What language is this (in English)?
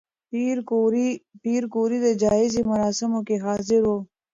Pashto